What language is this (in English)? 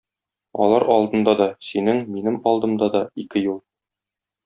Tatar